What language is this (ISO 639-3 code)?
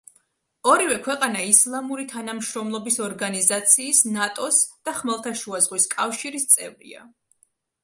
kat